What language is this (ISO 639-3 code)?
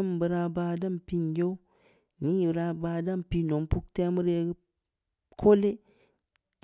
ndi